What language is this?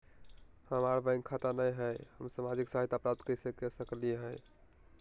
Magahi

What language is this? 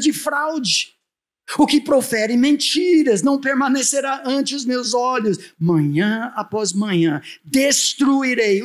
Portuguese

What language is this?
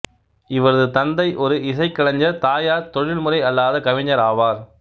Tamil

